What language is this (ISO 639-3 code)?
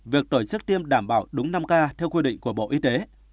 vie